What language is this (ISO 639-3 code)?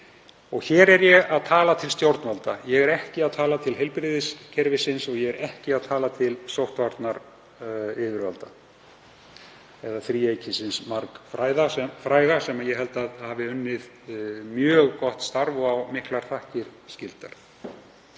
isl